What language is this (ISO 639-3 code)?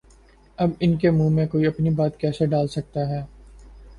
urd